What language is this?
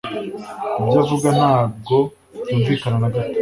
Kinyarwanda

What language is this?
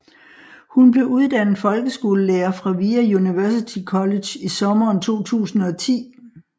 Danish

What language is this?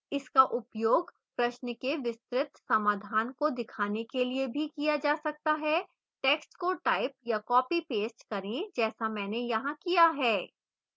Hindi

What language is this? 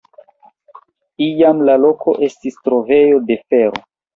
Esperanto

